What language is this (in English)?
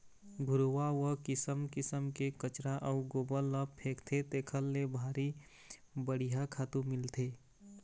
Chhattisgarhi